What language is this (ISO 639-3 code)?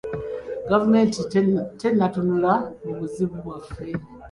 lug